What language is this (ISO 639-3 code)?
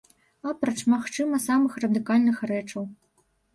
bel